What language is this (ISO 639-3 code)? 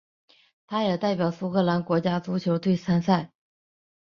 zho